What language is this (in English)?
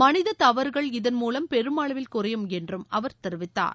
Tamil